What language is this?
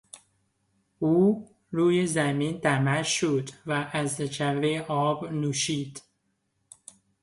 Persian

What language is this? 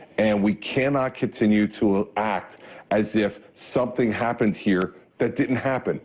English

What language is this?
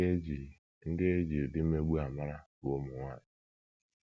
Igbo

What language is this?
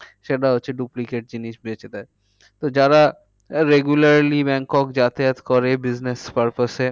Bangla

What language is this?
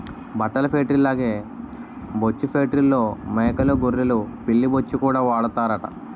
Telugu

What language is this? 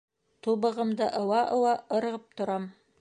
Bashkir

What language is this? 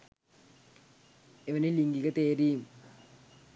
Sinhala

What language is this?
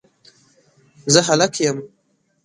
Pashto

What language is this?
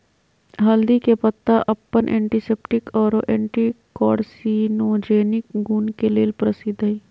Magahi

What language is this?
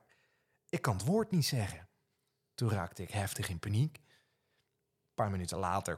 Dutch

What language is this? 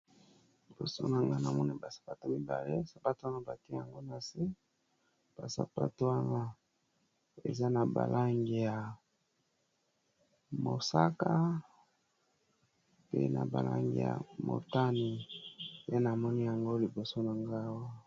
Lingala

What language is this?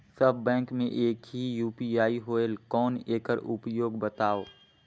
Chhattisgarhi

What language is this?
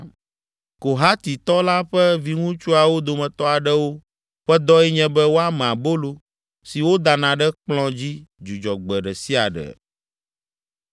Ewe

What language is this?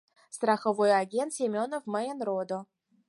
Mari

